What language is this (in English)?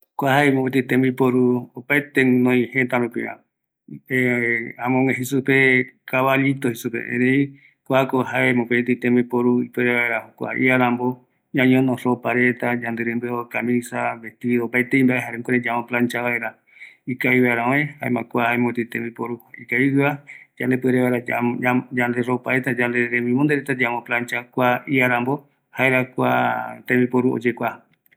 Eastern Bolivian Guaraní